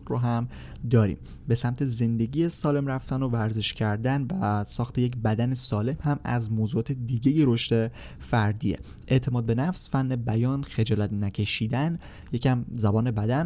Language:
Persian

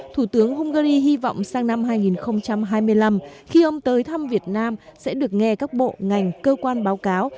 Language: Vietnamese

